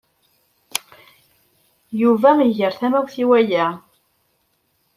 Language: Kabyle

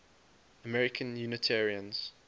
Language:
English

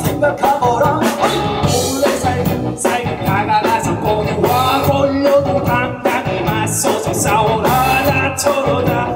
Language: Korean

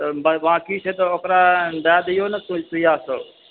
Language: Maithili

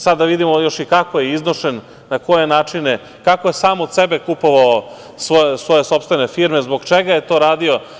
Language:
Serbian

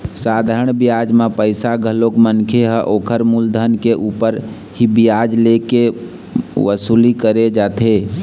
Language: Chhattisgarhi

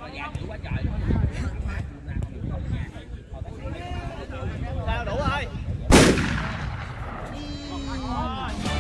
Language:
Vietnamese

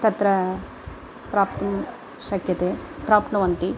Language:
Sanskrit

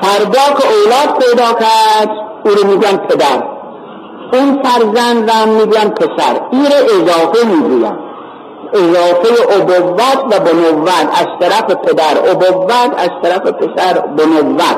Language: Persian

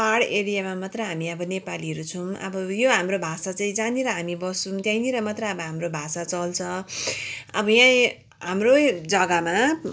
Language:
Nepali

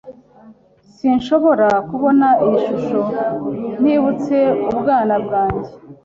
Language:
Kinyarwanda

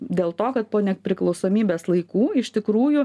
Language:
Lithuanian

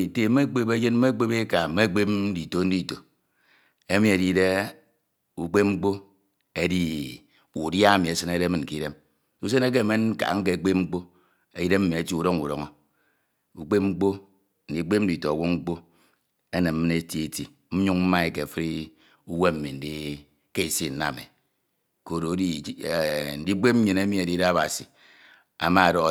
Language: Ito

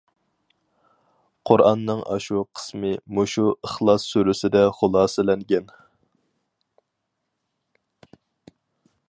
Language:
Uyghur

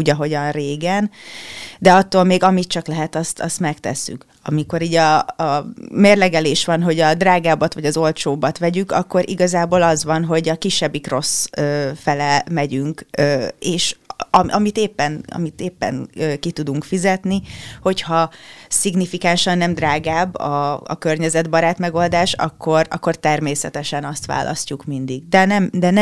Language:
Hungarian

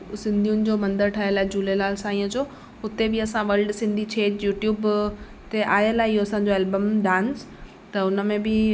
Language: Sindhi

